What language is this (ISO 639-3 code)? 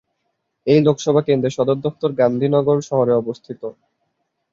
ben